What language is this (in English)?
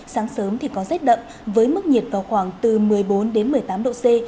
Vietnamese